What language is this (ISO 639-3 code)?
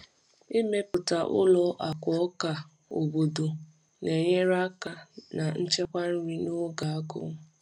ibo